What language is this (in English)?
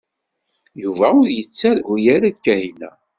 Kabyle